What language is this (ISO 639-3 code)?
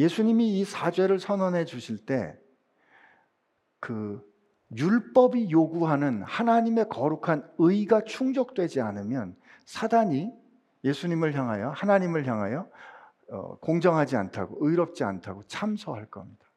kor